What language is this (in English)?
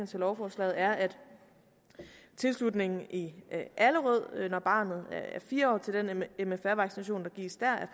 Danish